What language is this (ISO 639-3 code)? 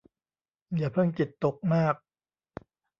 tha